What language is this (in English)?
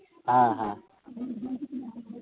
Santali